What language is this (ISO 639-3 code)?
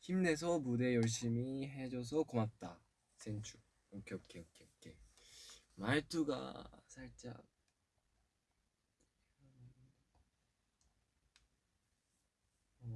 kor